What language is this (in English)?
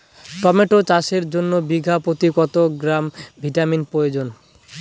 Bangla